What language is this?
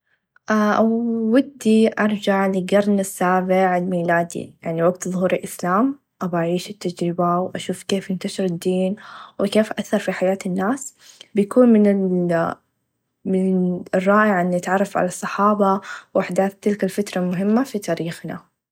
Najdi Arabic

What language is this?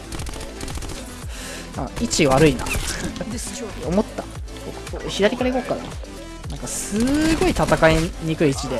Japanese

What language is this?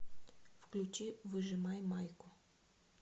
Russian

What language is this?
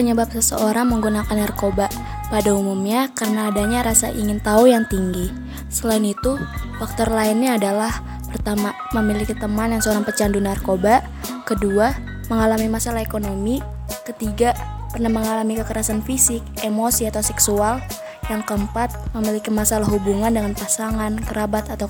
Indonesian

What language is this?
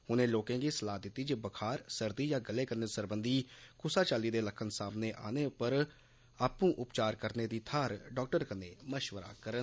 Dogri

